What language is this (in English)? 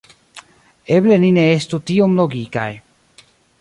Esperanto